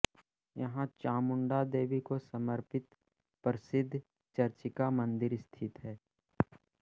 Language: Hindi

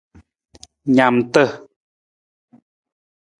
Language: Nawdm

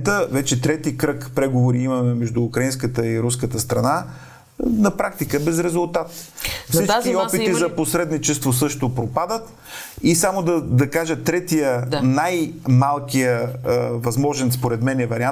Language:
Bulgarian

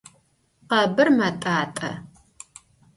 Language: Adyghe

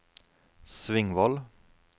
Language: Norwegian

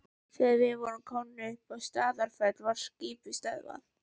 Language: Icelandic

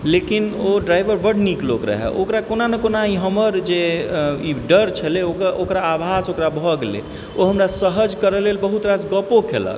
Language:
Maithili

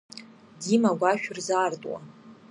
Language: Abkhazian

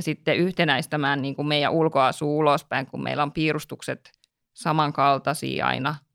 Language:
Finnish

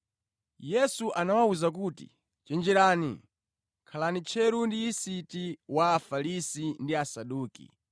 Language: Nyanja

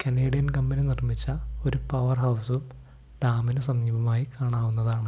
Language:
Malayalam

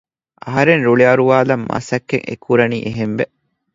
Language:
Divehi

